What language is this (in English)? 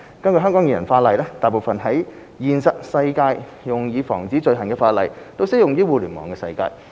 Cantonese